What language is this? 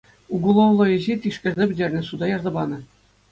Chuvash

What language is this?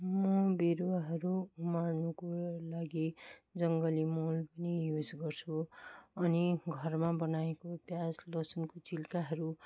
Nepali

